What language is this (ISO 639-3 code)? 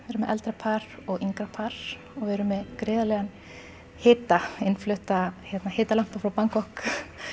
isl